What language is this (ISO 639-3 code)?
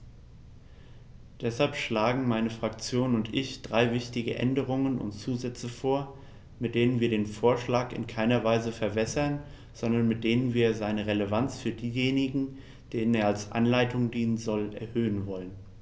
deu